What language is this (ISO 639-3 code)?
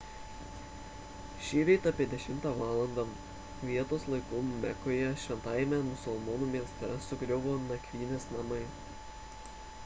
lit